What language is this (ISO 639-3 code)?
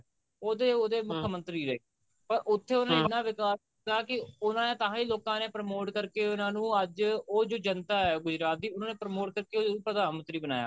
pan